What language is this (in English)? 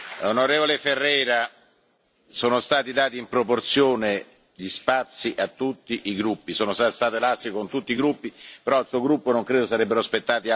Italian